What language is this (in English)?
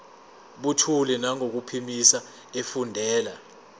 Zulu